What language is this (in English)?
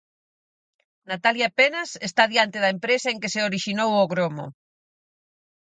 Galician